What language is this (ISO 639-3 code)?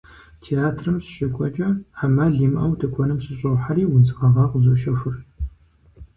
kbd